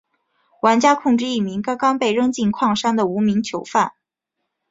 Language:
Chinese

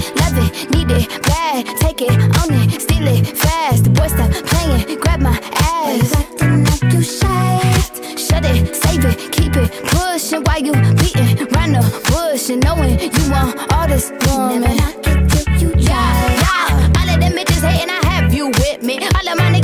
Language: Malay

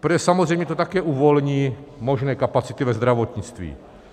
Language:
Czech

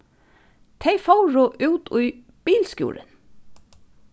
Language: Faroese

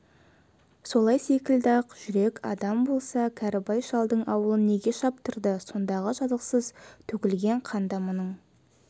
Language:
Kazakh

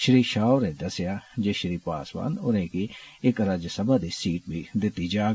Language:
Dogri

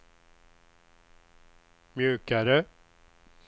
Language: Swedish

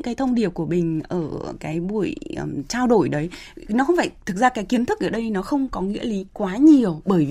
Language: Vietnamese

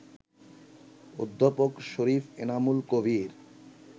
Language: Bangla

